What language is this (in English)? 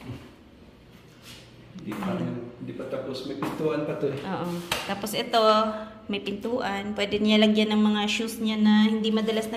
Filipino